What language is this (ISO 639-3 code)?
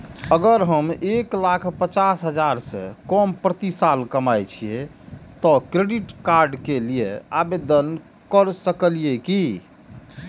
mai